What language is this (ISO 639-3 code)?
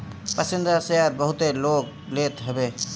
bho